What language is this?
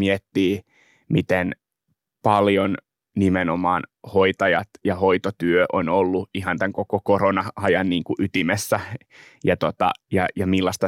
Finnish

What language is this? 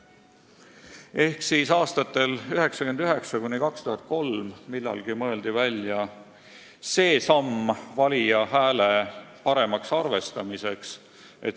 Estonian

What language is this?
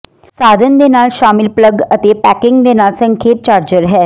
Punjabi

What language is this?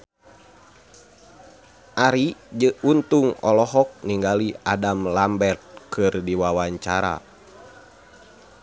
Sundanese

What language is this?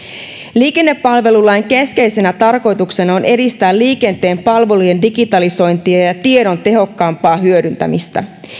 Finnish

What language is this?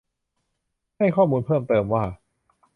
Thai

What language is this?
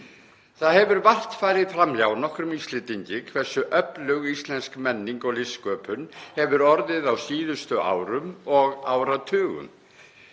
Icelandic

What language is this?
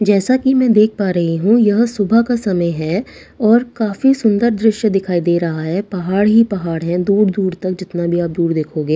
Hindi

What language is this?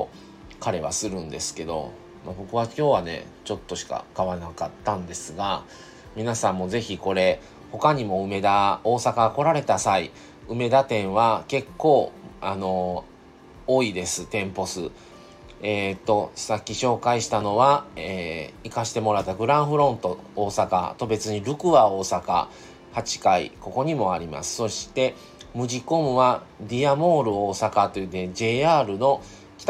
Japanese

